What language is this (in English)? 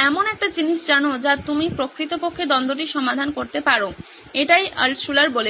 Bangla